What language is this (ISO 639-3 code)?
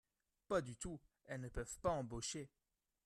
fra